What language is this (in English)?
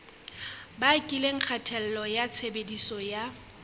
Southern Sotho